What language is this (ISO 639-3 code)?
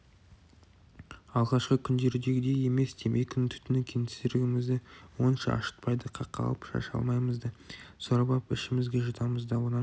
kaz